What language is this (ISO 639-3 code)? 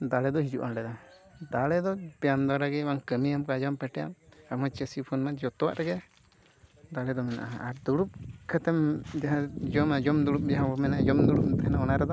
sat